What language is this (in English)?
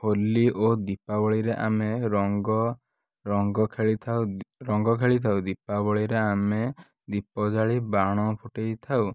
Odia